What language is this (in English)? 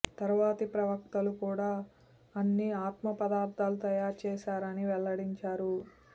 Telugu